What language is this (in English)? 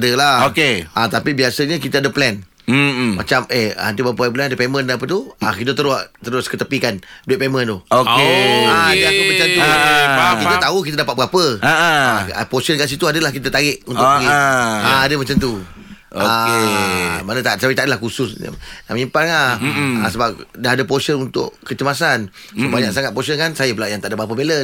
Malay